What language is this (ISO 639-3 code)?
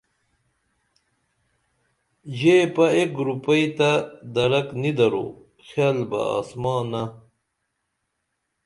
dml